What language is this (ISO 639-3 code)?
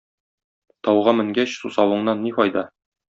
tat